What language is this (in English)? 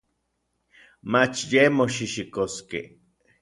Orizaba Nahuatl